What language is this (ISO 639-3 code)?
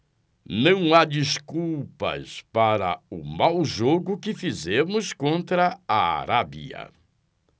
por